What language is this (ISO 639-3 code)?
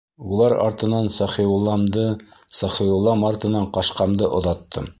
bak